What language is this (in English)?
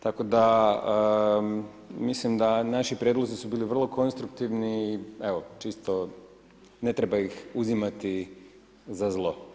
Croatian